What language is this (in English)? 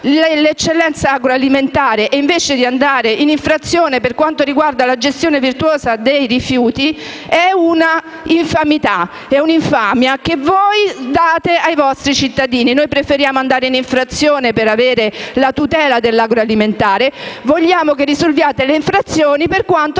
Italian